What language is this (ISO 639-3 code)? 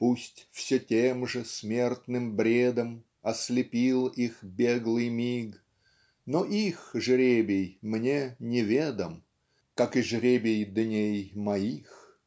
rus